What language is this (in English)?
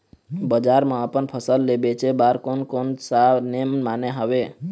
Chhattisgarhi